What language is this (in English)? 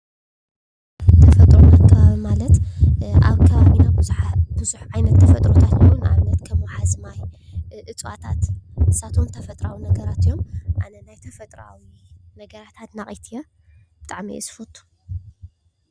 Tigrinya